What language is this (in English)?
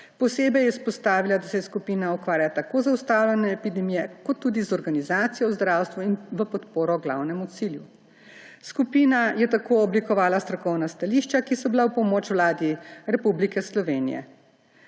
Slovenian